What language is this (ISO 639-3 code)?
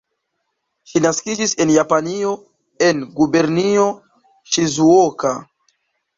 epo